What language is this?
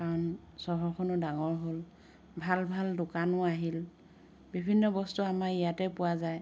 Assamese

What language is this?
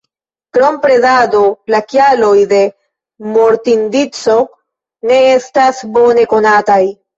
Esperanto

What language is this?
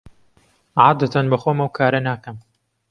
Central Kurdish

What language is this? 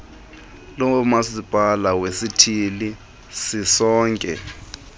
Xhosa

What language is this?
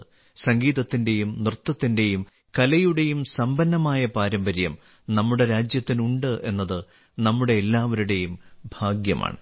Malayalam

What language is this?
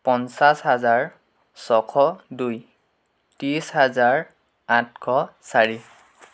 Assamese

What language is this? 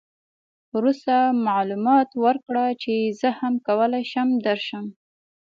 Pashto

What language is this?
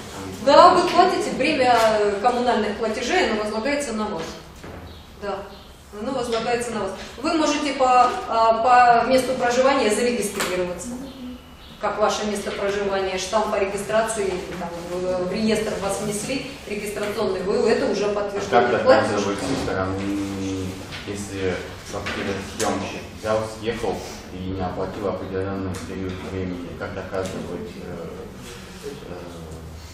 Russian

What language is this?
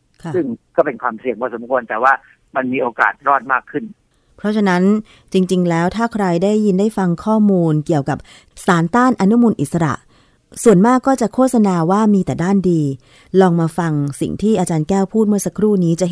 Thai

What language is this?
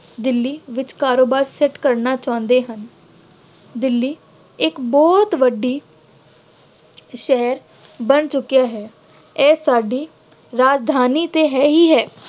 Punjabi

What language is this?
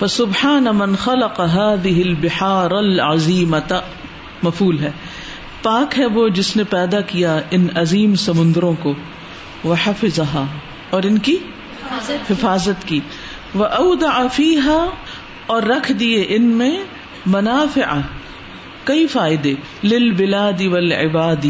Urdu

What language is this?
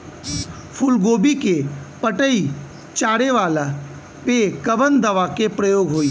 Bhojpuri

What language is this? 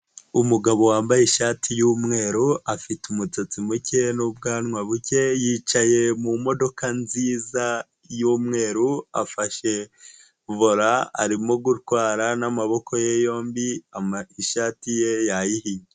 Kinyarwanda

